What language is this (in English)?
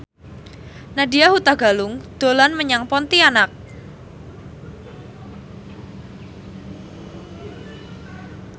Javanese